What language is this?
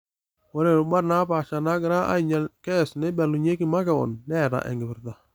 Masai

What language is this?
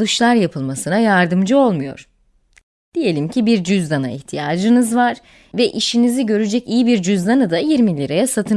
Turkish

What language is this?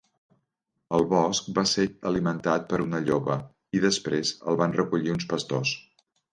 Catalan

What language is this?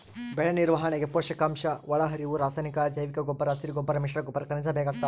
Kannada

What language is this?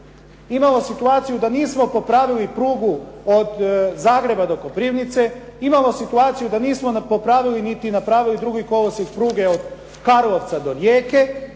Croatian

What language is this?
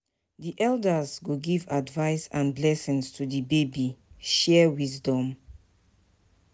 Nigerian Pidgin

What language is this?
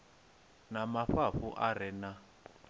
Venda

